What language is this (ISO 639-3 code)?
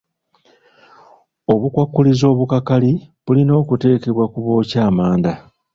lug